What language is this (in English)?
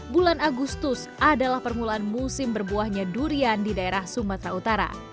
Indonesian